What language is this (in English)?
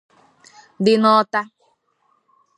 Igbo